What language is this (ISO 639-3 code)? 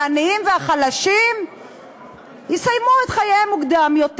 heb